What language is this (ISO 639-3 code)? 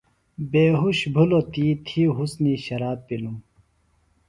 phl